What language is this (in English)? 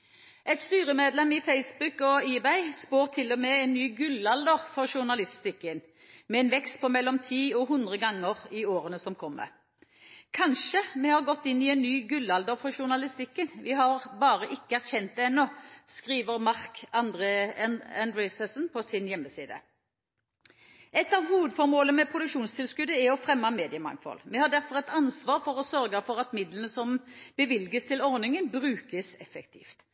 Norwegian Bokmål